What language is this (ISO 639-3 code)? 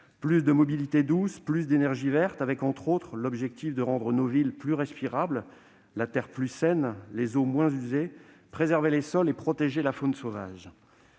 fra